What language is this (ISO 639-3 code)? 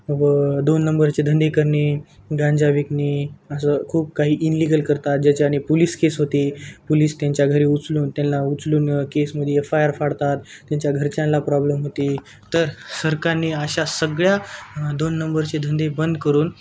mar